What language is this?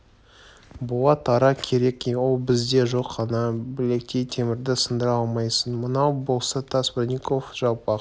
Kazakh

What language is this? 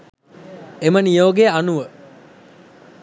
Sinhala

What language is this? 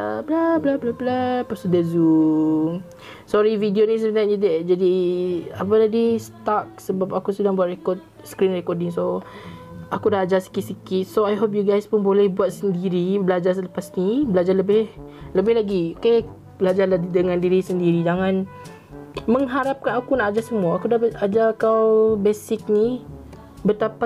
Malay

